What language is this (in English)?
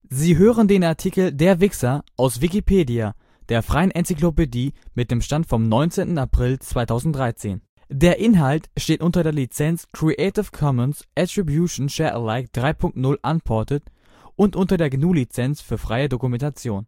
German